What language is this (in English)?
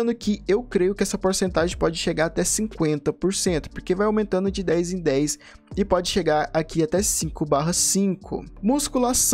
Portuguese